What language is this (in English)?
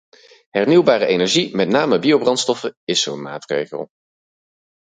Dutch